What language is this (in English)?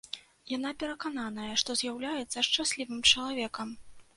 Belarusian